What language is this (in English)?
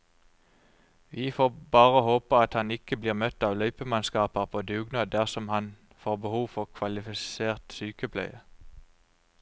Norwegian